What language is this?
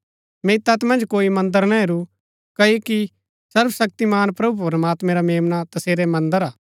Gaddi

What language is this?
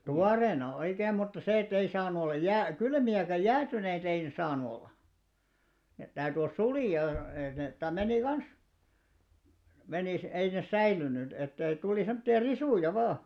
Finnish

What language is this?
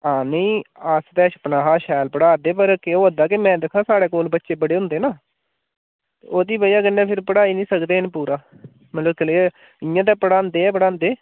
Dogri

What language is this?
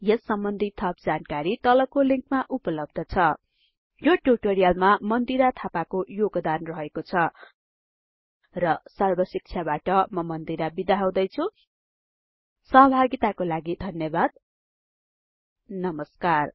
Nepali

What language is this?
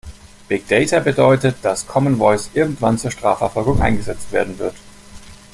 German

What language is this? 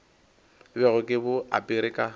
Northern Sotho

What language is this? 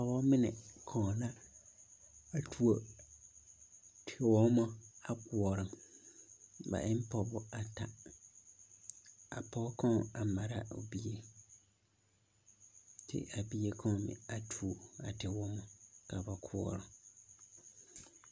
Southern Dagaare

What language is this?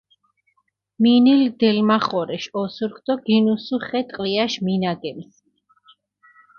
Mingrelian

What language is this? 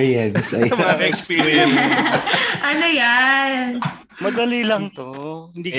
Filipino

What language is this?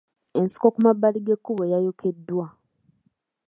Ganda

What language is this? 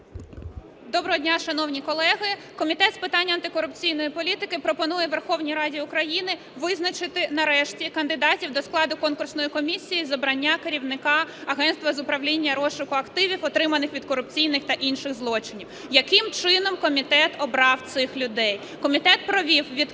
Ukrainian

